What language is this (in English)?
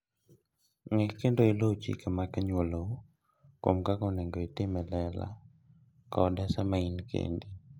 Luo (Kenya and Tanzania)